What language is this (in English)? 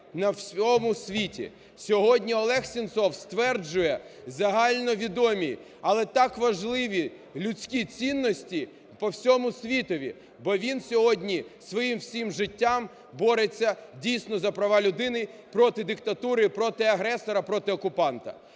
Ukrainian